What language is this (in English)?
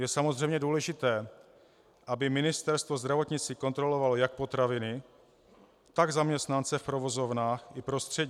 Czech